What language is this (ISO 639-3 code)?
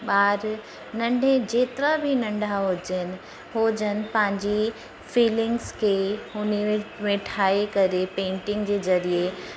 snd